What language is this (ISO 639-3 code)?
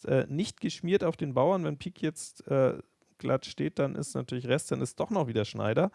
deu